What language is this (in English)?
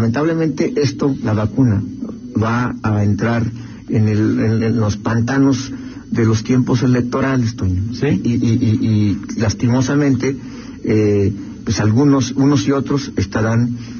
Spanish